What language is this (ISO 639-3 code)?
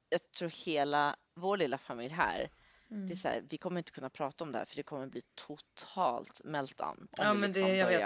swe